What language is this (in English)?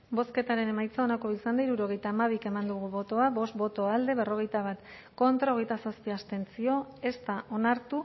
Basque